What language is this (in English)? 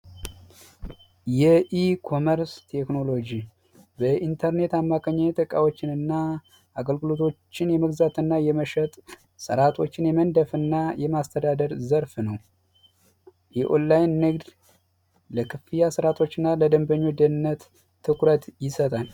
Amharic